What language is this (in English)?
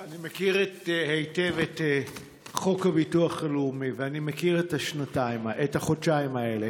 Hebrew